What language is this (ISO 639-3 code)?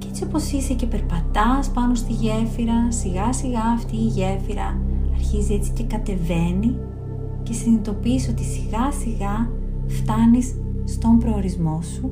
ell